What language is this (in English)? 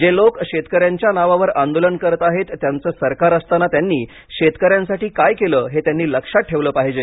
Marathi